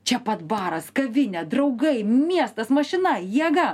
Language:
Lithuanian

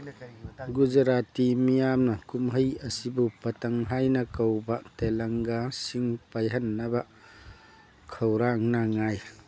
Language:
Manipuri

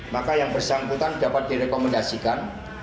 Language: Indonesian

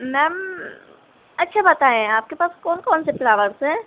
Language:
Urdu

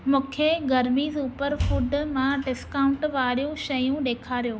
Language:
Sindhi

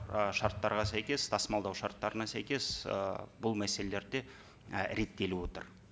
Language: Kazakh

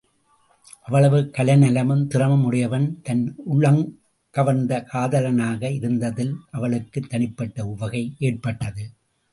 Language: Tamil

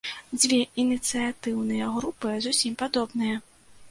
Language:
Belarusian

